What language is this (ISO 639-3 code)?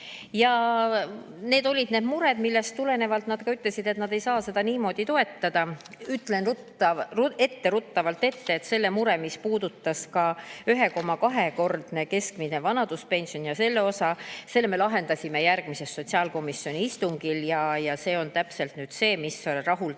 est